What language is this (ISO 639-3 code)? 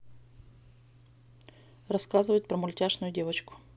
rus